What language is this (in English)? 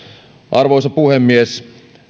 Finnish